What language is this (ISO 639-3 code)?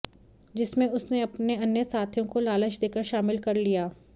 hin